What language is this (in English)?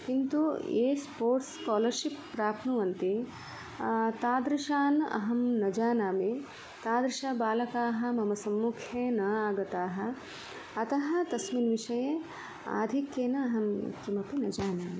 Sanskrit